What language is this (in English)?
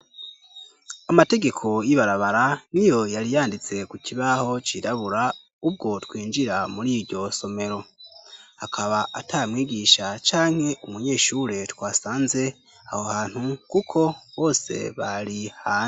Rundi